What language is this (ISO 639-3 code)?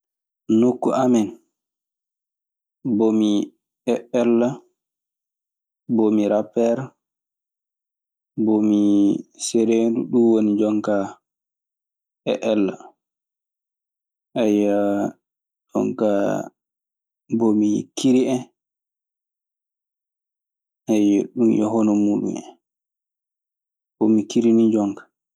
ffm